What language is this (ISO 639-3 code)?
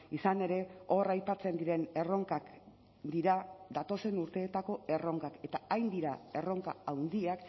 eus